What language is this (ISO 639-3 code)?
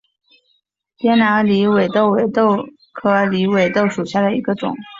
zho